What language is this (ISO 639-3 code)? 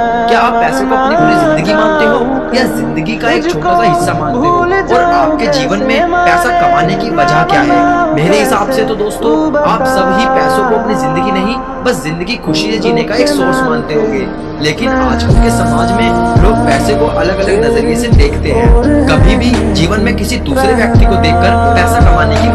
hin